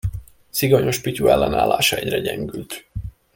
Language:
Hungarian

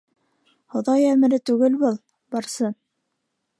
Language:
Bashkir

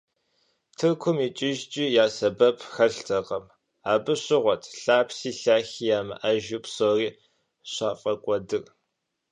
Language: Kabardian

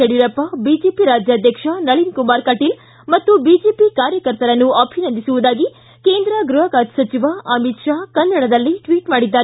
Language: Kannada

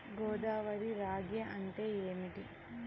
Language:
Telugu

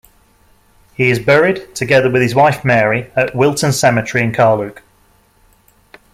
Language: English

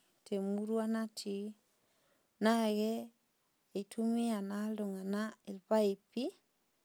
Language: Masai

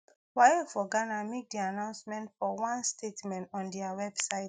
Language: Nigerian Pidgin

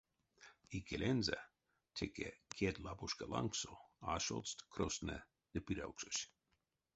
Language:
Erzya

